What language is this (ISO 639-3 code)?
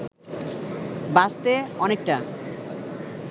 ben